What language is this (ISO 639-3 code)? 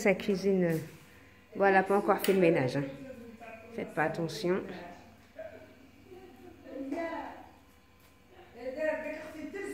fra